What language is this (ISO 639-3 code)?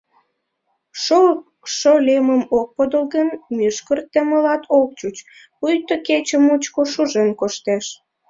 chm